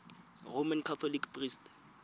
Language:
Tswana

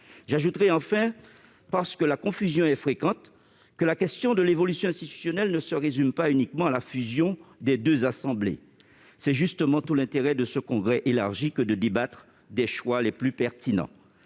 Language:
French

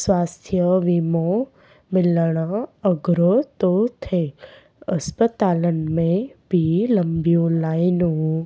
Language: Sindhi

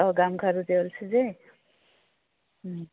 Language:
Assamese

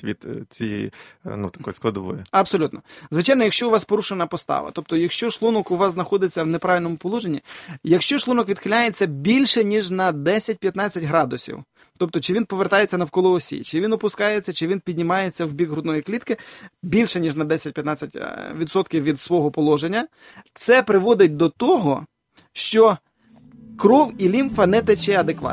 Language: Ukrainian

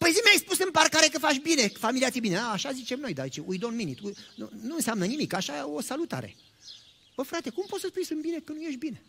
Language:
Romanian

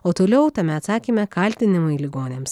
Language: Lithuanian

